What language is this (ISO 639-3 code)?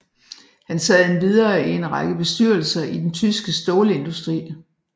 dan